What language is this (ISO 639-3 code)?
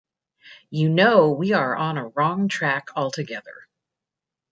eng